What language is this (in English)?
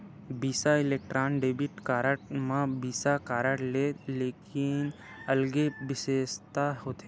Chhattisgarhi